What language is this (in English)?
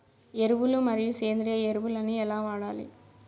Telugu